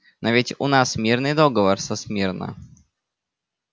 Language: Russian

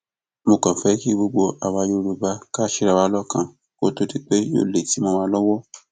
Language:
Yoruba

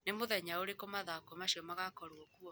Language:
Kikuyu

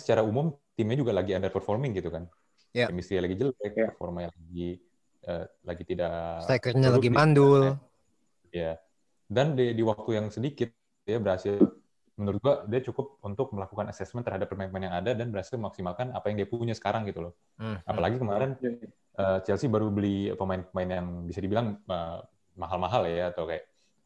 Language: Indonesian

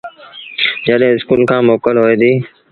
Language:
Sindhi Bhil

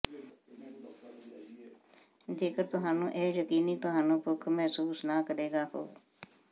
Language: Punjabi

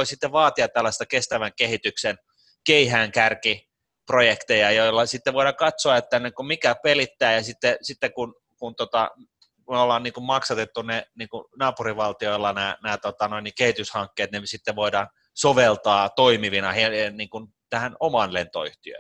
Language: Finnish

